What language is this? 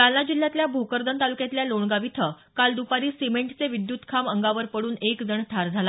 Marathi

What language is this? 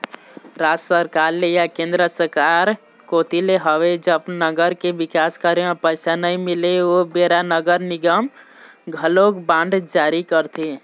Chhattisgarhi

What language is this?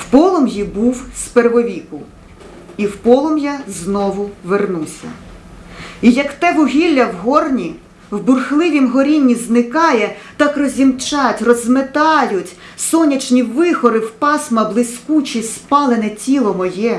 Ukrainian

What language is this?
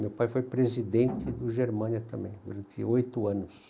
Portuguese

